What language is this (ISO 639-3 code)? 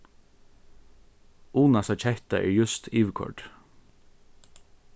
fao